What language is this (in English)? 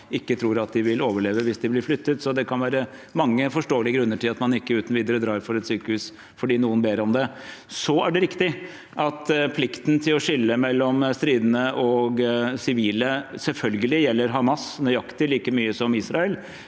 Norwegian